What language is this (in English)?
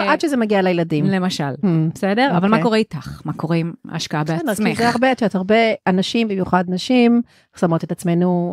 Hebrew